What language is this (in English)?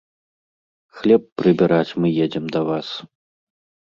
Belarusian